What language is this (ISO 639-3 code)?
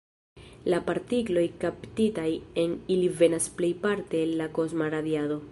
epo